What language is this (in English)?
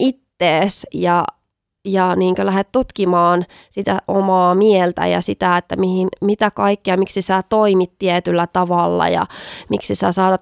Finnish